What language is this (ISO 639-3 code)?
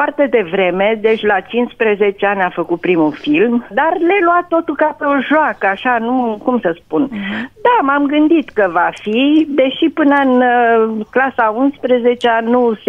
ron